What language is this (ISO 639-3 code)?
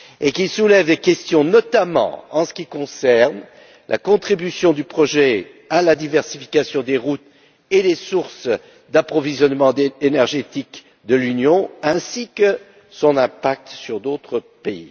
fra